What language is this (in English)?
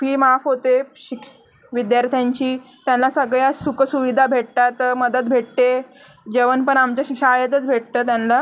Marathi